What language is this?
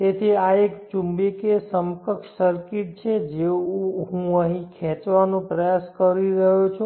Gujarati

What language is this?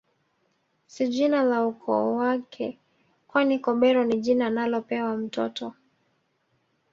Swahili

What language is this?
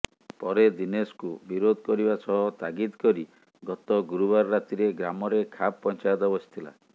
Odia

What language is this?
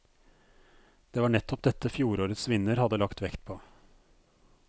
Norwegian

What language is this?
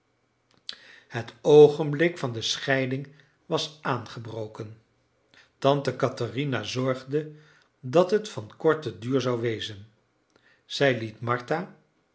Dutch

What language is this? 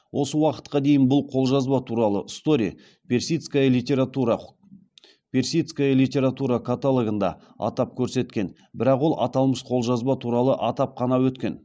Kazakh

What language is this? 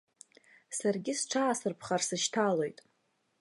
Abkhazian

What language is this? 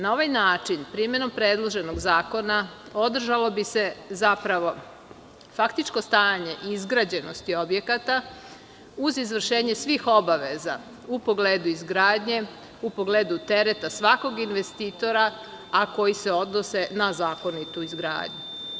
Serbian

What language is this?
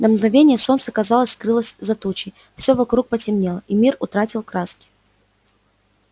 Russian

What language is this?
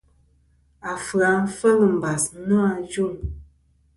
Kom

